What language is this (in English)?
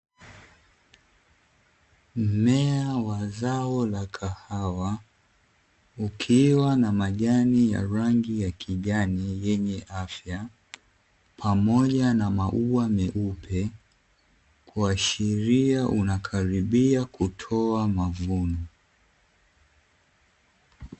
Swahili